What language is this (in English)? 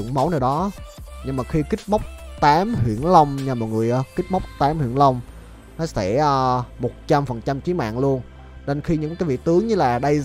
Vietnamese